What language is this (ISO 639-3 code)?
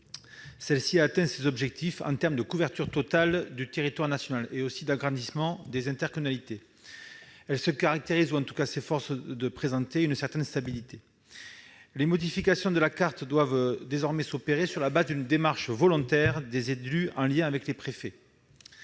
fra